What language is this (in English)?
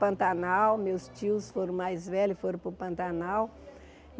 Portuguese